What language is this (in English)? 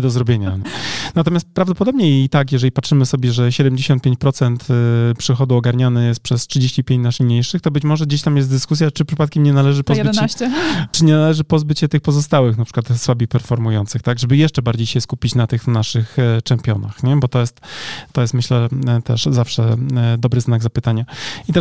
Polish